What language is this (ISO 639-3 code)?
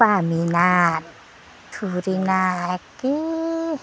brx